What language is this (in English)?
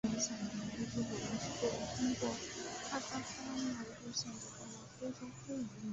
Chinese